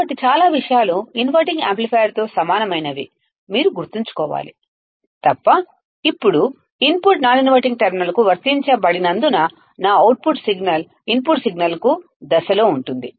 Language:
Telugu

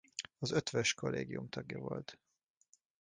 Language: Hungarian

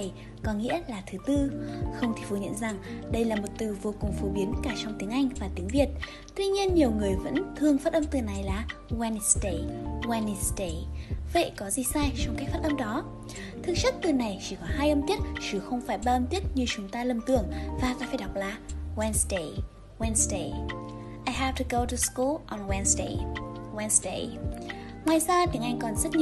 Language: Vietnamese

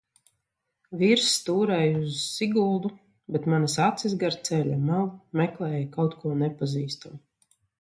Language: Latvian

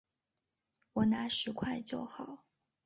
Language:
Chinese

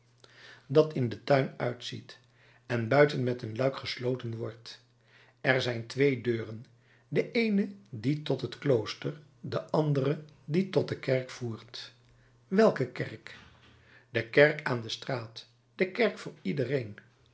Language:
Dutch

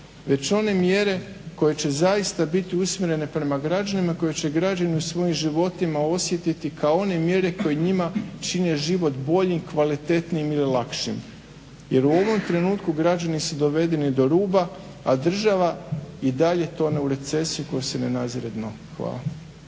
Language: Croatian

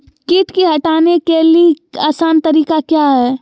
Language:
Magahi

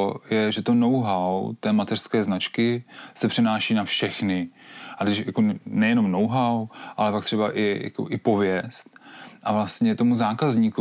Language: Czech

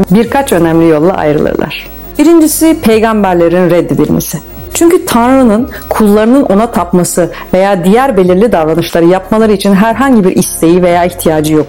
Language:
Turkish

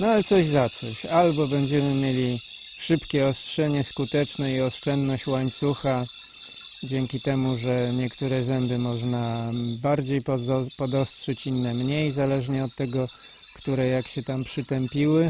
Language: Polish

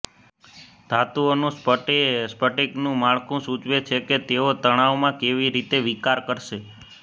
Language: Gujarati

